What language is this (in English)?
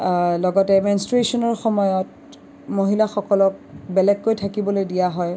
Assamese